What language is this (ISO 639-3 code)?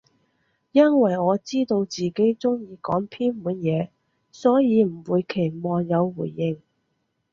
yue